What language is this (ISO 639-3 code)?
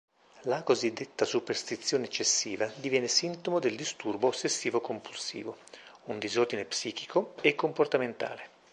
ita